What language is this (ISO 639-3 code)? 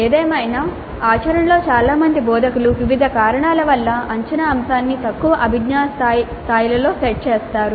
tel